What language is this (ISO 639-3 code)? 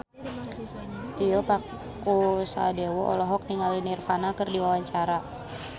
sun